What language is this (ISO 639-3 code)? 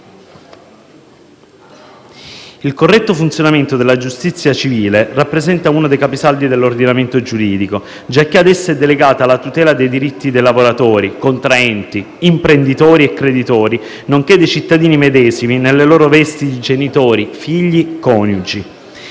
ita